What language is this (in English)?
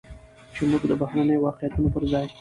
Pashto